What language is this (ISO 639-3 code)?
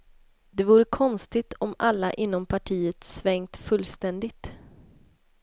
swe